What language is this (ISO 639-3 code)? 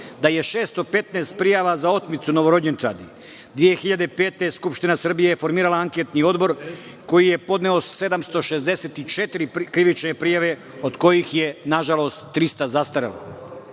srp